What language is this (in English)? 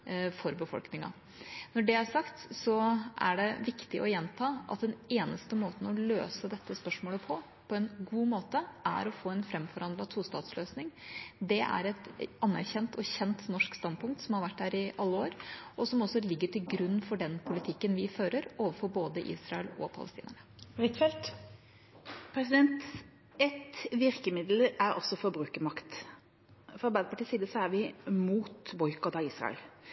Norwegian Bokmål